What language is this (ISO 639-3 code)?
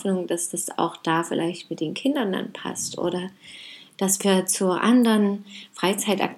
deu